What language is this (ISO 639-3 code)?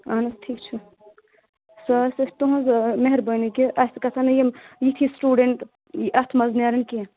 kas